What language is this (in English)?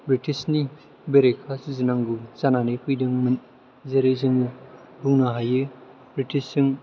Bodo